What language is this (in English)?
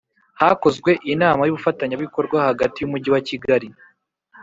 Kinyarwanda